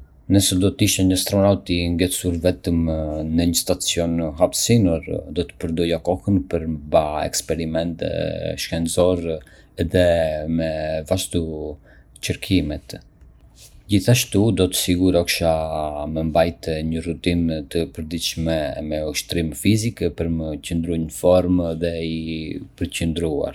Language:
Arbëreshë Albanian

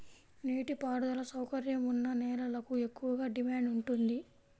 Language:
Telugu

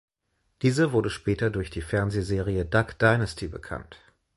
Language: German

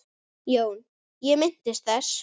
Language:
Icelandic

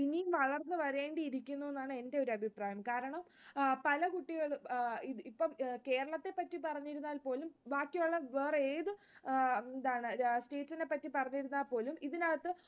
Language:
Malayalam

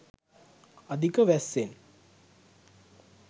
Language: Sinhala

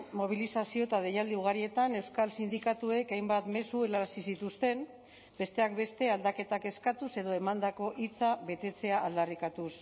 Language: Basque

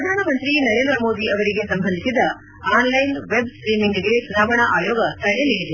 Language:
Kannada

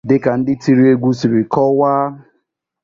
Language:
Igbo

